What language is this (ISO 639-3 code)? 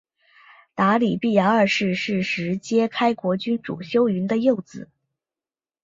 zho